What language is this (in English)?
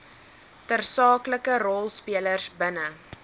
Afrikaans